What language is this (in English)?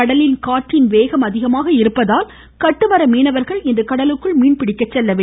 Tamil